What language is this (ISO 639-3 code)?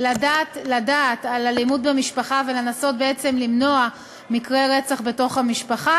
heb